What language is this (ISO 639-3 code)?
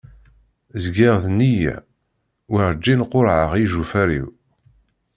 kab